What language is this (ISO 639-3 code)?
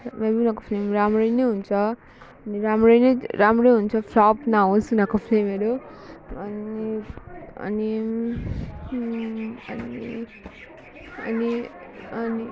nep